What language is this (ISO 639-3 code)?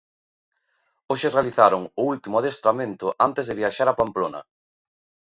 glg